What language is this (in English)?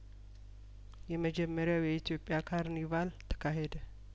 Amharic